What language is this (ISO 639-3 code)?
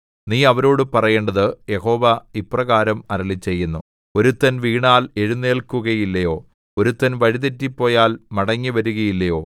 mal